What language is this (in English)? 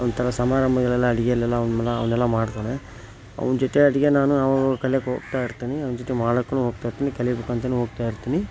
Kannada